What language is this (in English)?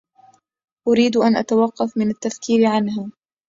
Arabic